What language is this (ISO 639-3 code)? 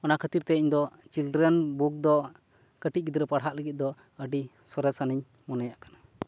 sat